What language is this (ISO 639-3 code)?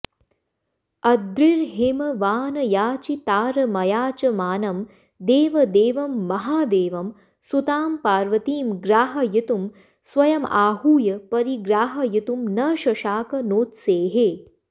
san